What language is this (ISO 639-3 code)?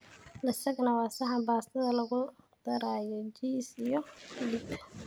som